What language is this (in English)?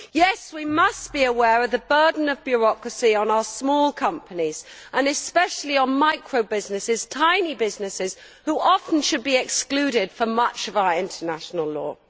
English